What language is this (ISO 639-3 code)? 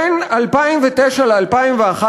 heb